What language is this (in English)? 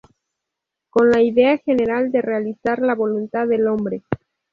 Spanish